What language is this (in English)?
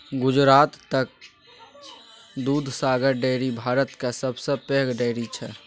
Maithili